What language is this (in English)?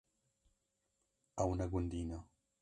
Kurdish